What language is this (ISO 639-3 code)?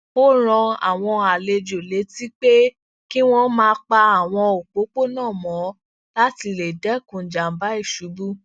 yor